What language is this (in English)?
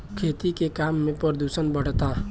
Bhojpuri